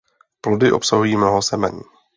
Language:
Czech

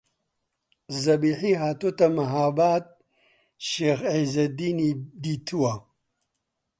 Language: Central Kurdish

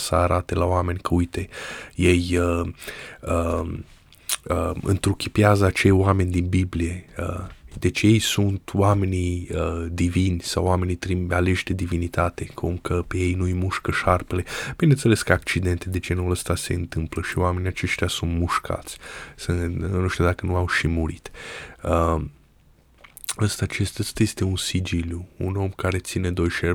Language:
Romanian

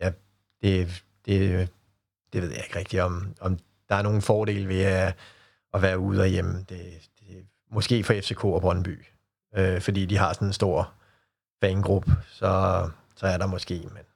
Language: Danish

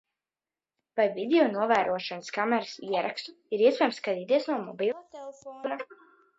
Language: Latvian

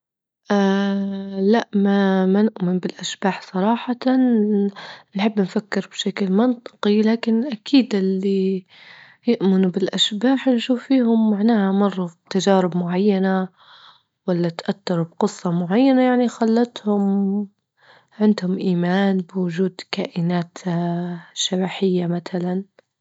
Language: Libyan Arabic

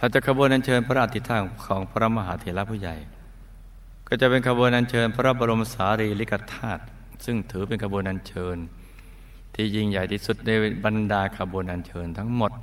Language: Thai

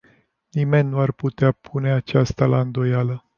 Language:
Romanian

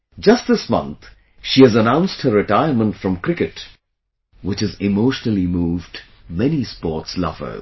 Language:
English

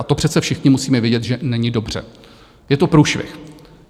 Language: Czech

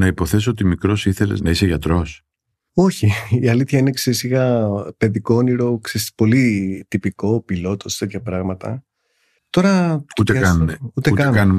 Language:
Greek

